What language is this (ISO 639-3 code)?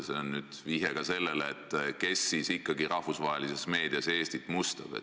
est